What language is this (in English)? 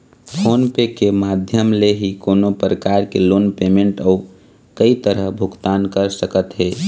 Chhattisgarhi